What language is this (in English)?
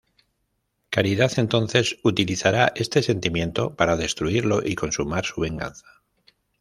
Spanish